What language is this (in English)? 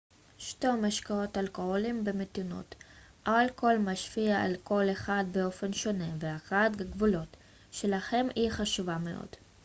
Hebrew